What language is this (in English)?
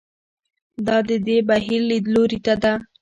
Pashto